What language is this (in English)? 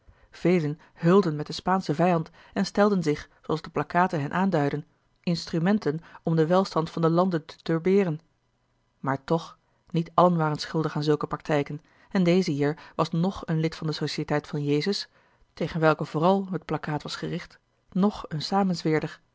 Dutch